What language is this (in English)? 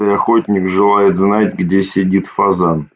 Russian